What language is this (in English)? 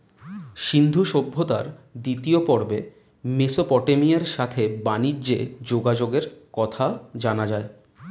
Bangla